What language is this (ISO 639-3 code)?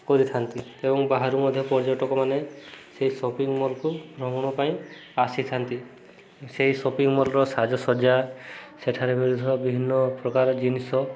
ori